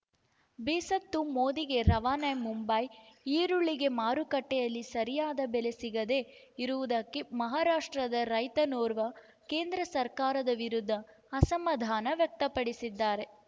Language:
Kannada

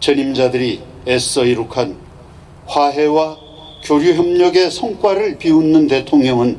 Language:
Korean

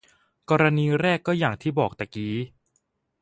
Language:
Thai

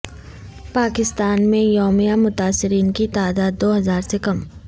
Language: Urdu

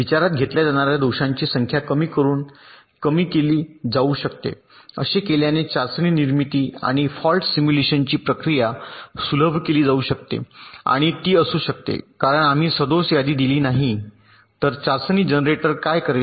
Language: Marathi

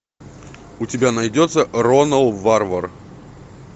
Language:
Russian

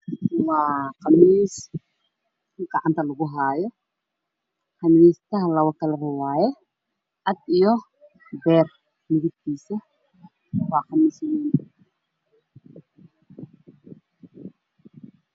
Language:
Somali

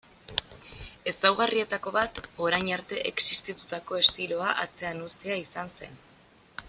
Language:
Basque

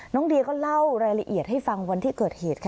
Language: Thai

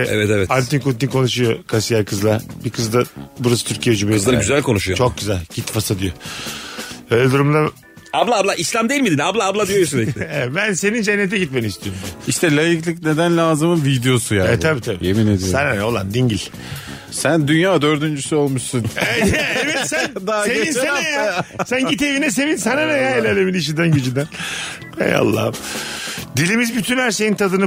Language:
Turkish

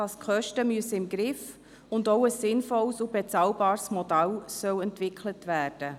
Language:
Swiss German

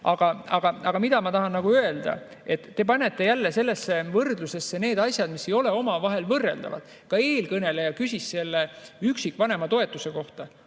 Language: Estonian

